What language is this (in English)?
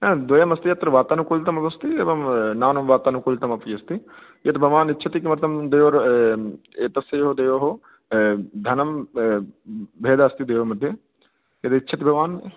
Sanskrit